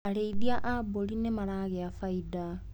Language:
Kikuyu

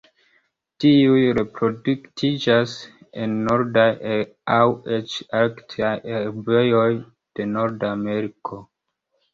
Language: Esperanto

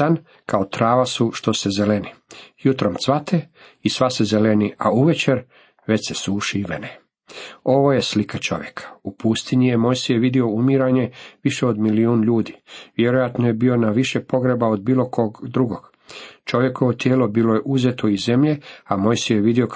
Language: Croatian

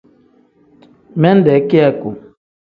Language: Tem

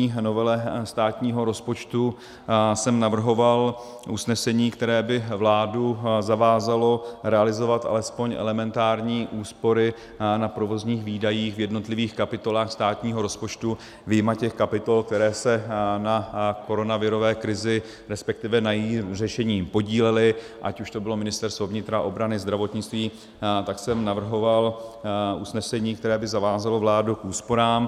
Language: Czech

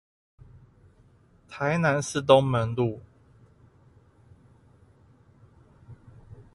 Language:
Chinese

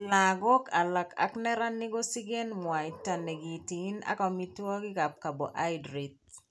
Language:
Kalenjin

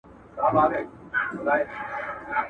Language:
Pashto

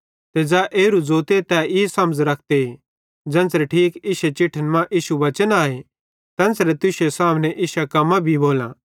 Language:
Bhadrawahi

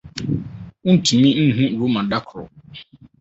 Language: Akan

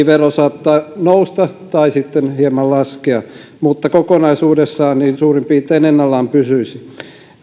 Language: Finnish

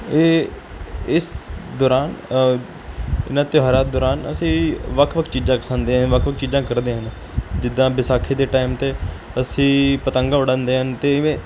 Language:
Punjabi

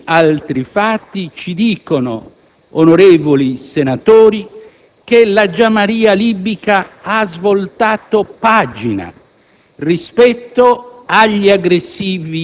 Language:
Italian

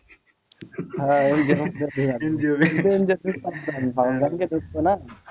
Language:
Bangla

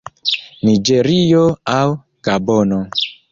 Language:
Esperanto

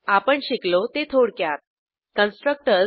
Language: Marathi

